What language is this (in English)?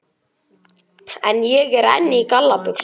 Icelandic